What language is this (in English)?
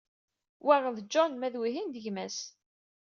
Kabyle